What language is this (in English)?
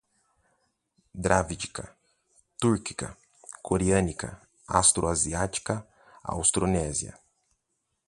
Portuguese